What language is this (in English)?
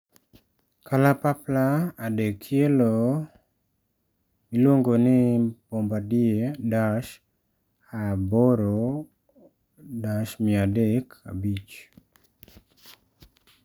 Luo (Kenya and Tanzania)